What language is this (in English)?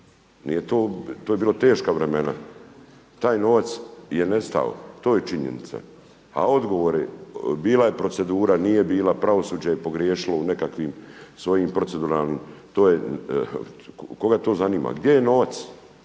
Croatian